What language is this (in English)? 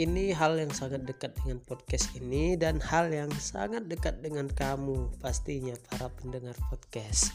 Indonesian